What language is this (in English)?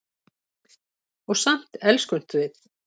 Icelandic